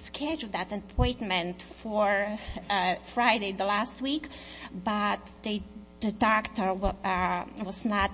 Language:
English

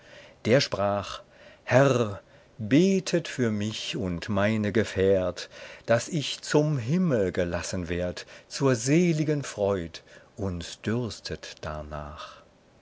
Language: German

